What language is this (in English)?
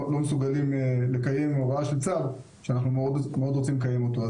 Hebrew